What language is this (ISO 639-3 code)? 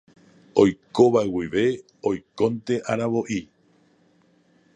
grn